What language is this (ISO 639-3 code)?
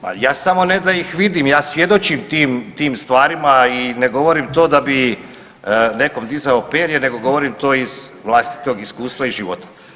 hrv